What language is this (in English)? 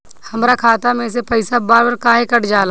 Bhojpuri